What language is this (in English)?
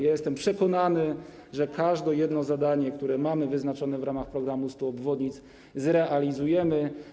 Polish